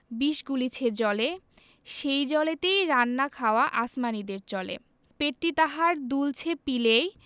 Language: Bangla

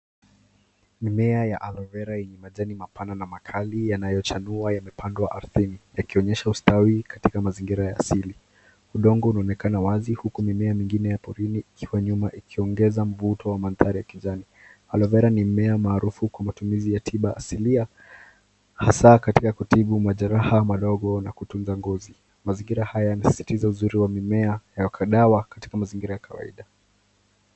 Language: Swahili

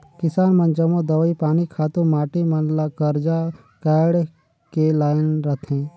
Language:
Chhattisgarhi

